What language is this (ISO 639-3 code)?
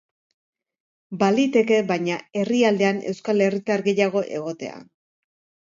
eus